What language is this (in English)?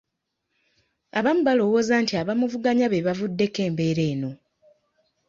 Ganda